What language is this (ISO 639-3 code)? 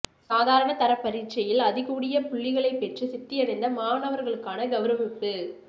tam